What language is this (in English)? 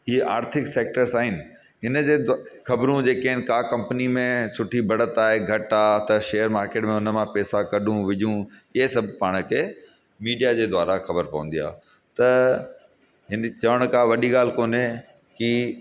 Sindhi